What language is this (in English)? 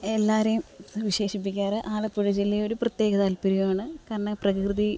Malayalam